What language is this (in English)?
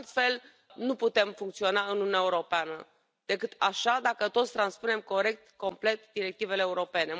Romanian